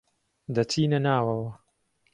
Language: Central Kurdish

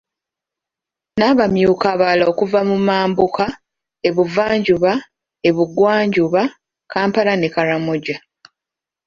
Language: Ganda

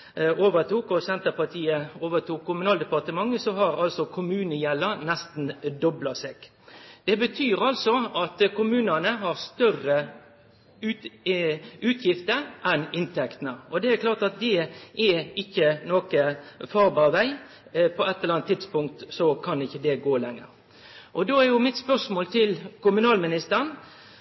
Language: Norwegian Nynorsk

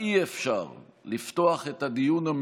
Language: Hebrew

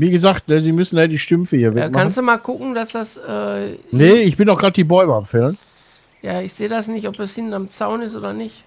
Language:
German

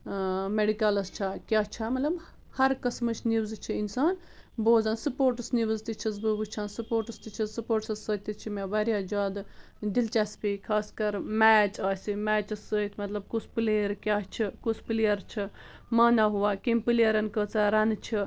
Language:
Kashmiri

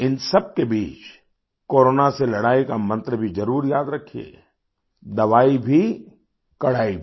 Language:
Hindi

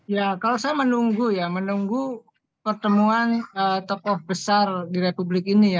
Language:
Indonesian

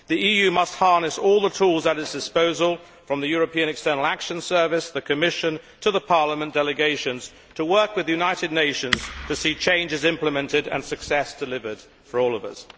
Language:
English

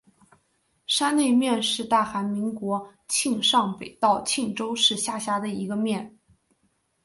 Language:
Chinese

